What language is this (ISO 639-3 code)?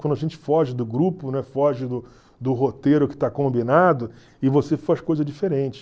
por